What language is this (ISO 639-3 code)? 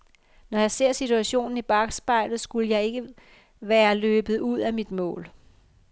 dan